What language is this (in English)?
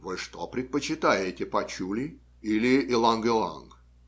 Russian